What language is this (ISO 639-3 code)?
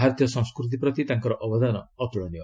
ori